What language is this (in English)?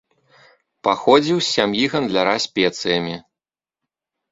Belarusian